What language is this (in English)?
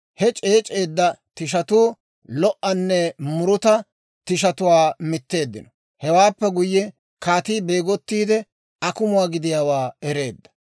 Dawro